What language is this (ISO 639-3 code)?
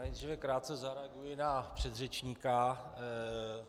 ces